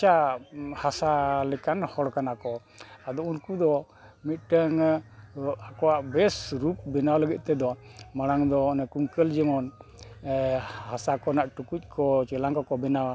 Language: Santali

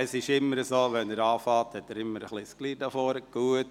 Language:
Swiss German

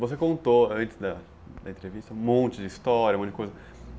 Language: Portuguese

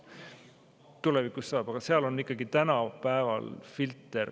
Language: Estonian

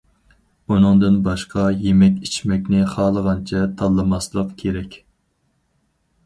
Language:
Uyghur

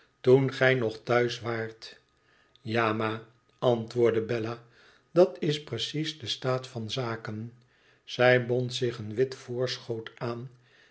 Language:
Dutch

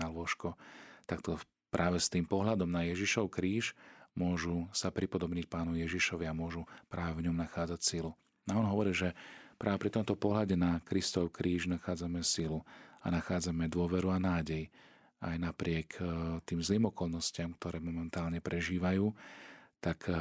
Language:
Slovak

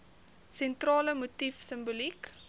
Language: Afrikaans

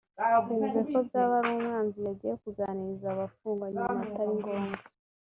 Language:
Kinyarwanda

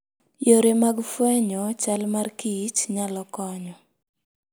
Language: Luo (Kenya and Tanzania)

